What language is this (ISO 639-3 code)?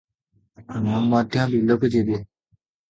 ori